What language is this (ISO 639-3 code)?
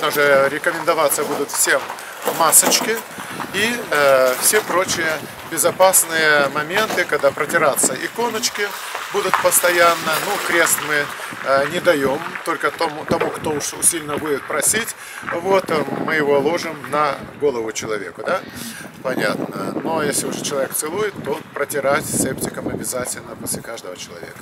rus